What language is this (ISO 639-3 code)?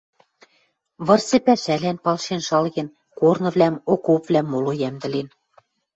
mrj